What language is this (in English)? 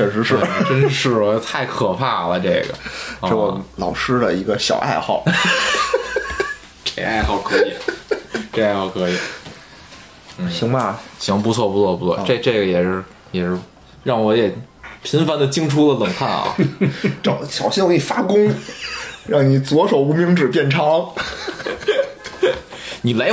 Chinese